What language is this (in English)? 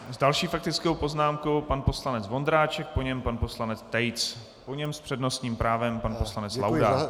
Czech